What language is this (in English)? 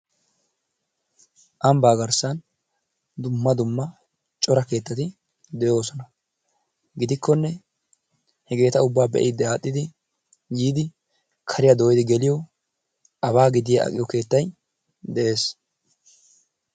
Wolaytta